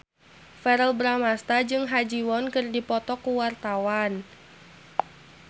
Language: Sundanese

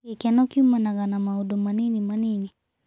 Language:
Kikuyu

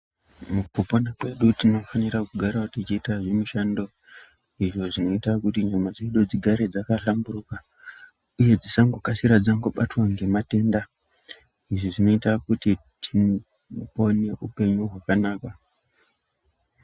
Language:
Ndau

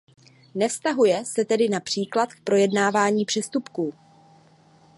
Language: Czech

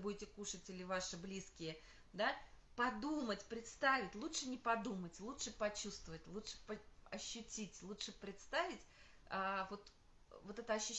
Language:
Russian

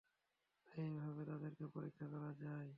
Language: Bangla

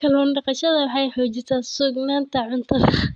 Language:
Somali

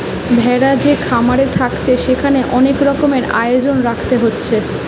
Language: Bangla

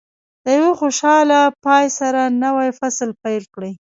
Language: Pashto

